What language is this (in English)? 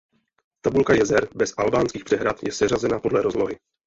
Czech